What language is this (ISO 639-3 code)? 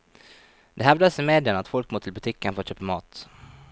nor